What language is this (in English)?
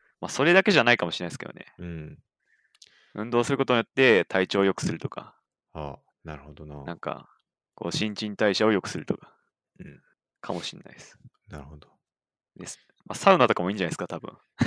Japanese